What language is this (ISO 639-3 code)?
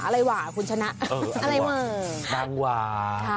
tha